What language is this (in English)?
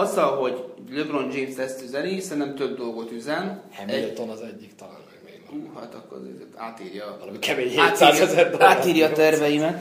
Hungarian